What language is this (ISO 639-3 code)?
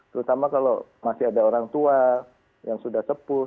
ind